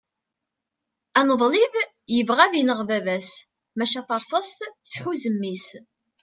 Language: Kabyle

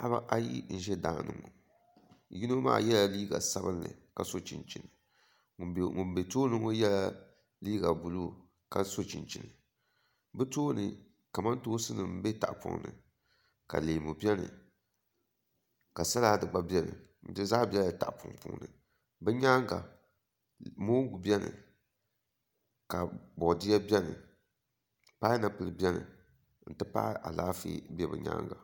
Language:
Dagbani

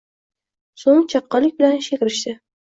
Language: Uzbek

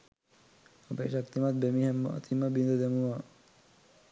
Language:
Sinhala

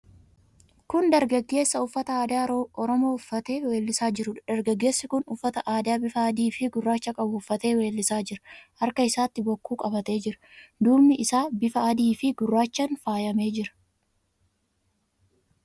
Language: Oromo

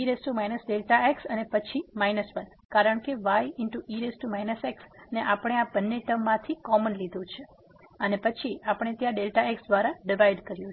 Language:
Gujarati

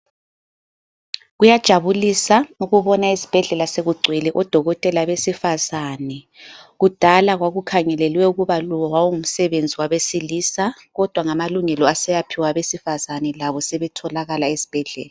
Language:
North Ndebele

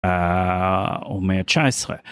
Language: Hebrew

